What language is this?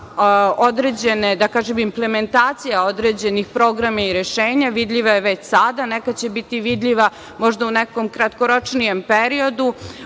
Serbian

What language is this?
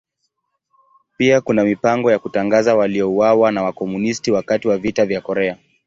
Swahili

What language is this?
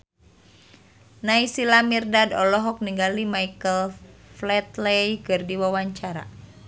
Sundanese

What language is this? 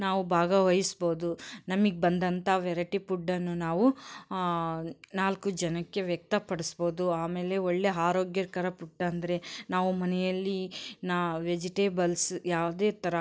Kannada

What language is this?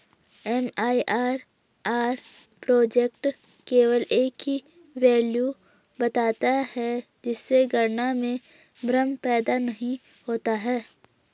Hindi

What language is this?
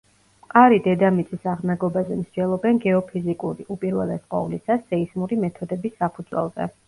Georgian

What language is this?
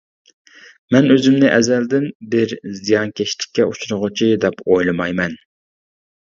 Uyghur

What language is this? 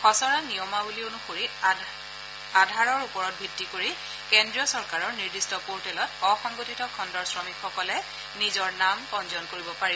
Assamese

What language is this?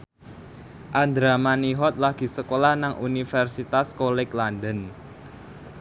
Javanese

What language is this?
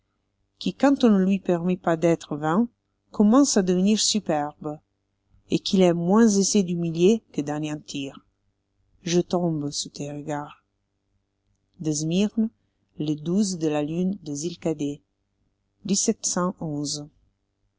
French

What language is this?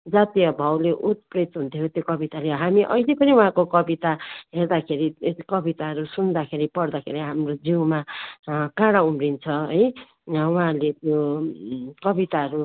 Nepali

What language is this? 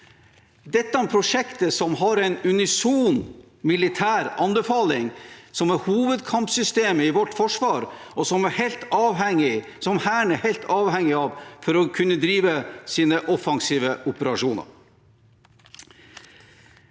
Norwegian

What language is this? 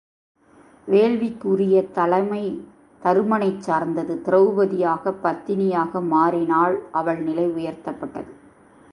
Tamil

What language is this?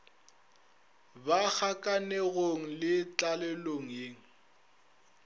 Northern Sotho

